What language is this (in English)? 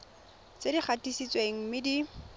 Tswana